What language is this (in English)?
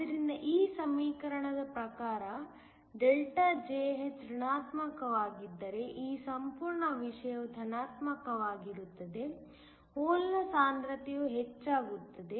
Kannada